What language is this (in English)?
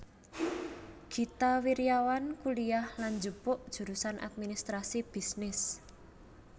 Javanese